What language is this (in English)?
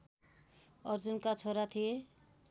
Nepali